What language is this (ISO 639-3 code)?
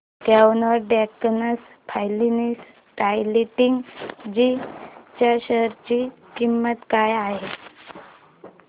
mar